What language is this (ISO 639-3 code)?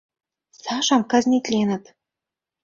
chm